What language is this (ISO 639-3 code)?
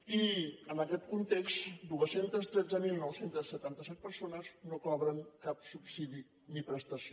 cat